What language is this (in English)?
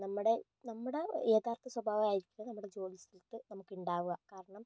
Malayalam